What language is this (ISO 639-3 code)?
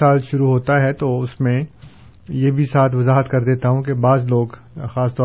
urd